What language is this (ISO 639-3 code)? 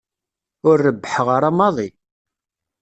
kab